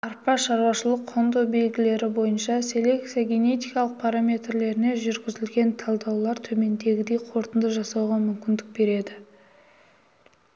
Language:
Kazakh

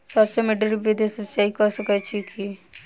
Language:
Maithili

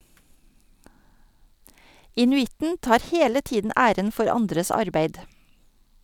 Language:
Norwegian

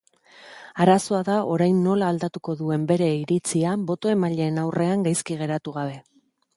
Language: Basque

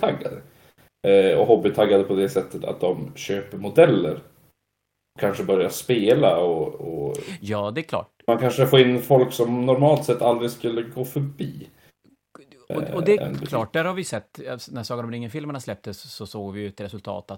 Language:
Swedish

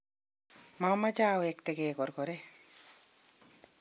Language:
Kalenjin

